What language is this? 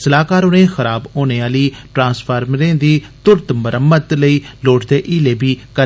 Dogri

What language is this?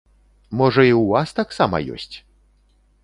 Belarusian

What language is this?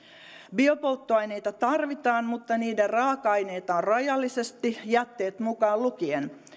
Finnish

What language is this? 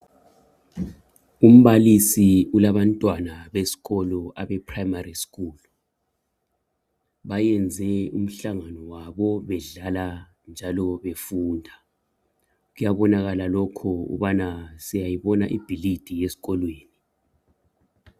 North Ndebele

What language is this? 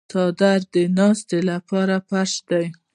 Pashto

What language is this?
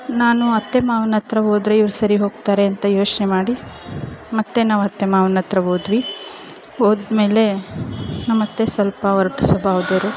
Kannada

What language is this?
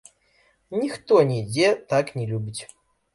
Belarusian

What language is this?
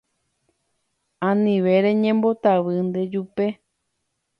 Guarani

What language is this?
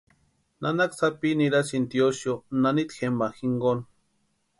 Western Highland Purepecha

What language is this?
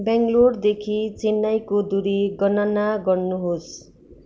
Nepali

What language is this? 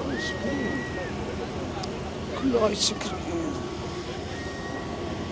Arabic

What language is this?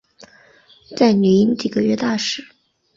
Chinese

